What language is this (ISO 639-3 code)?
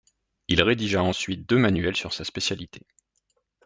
fra